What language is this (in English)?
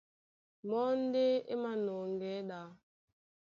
Duala